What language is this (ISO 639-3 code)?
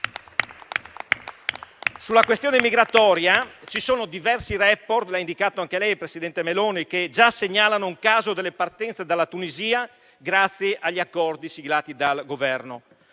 ita